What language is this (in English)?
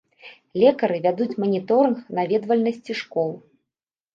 Belarusian